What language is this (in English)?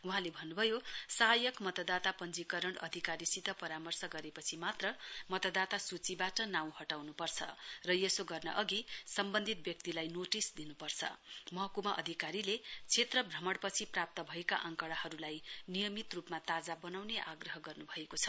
Nepali